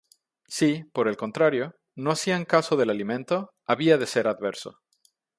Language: Spanish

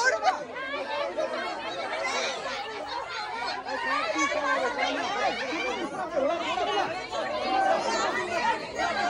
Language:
Arabic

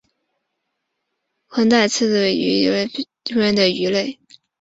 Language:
Chinese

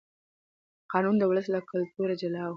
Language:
Pashto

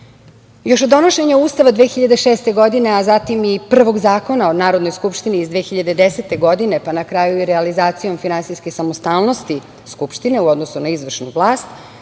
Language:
Serbian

